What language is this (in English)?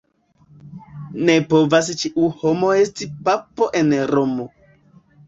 Esperanto